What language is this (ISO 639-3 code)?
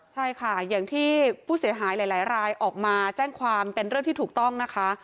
tha